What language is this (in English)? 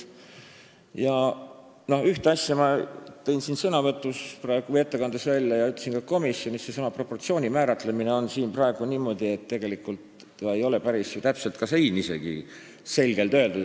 Estonian